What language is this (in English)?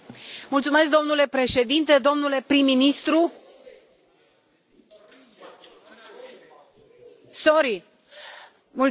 Romanian